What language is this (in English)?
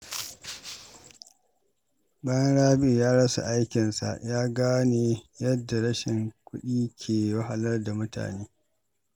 Hausa